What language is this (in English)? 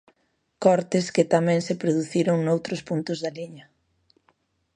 Galician